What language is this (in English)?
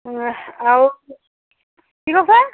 Assamese